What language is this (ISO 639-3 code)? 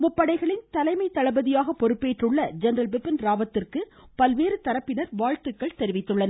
tam